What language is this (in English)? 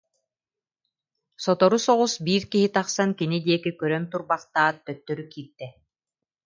Yakut